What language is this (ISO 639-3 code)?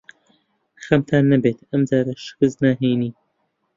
ckb